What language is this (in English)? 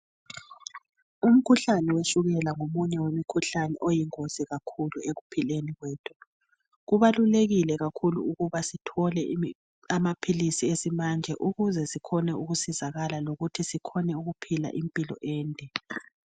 North Ndebele